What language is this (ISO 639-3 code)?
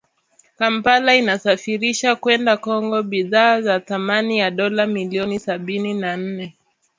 swa